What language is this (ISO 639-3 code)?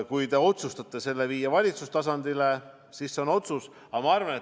est